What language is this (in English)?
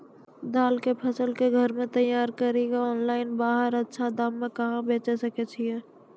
Maithili